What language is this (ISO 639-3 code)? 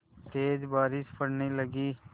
hin